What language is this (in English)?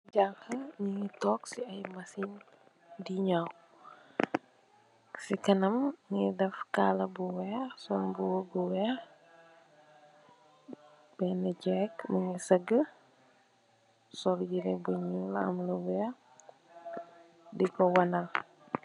Wolof